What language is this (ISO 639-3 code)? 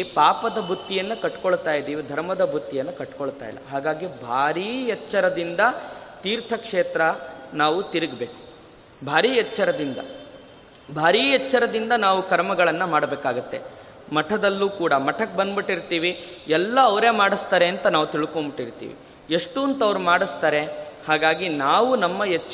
kan